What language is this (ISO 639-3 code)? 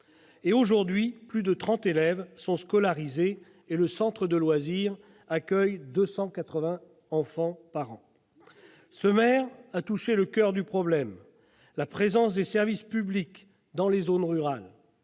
fra